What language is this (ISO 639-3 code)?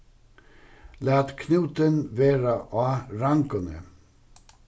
fao